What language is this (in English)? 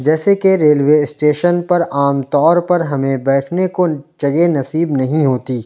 Urdu